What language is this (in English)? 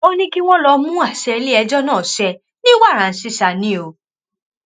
Yoruba